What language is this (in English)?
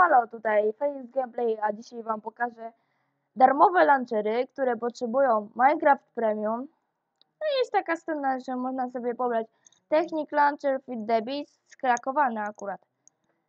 Polish